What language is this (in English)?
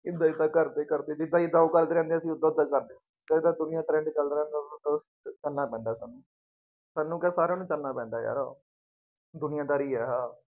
Punjabi